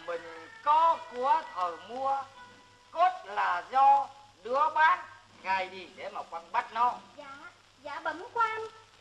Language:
Vietnamese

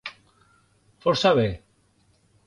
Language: Occitan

